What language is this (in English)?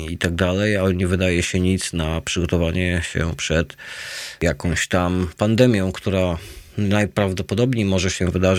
Polish